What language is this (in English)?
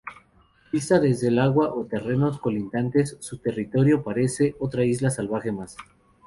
Spanish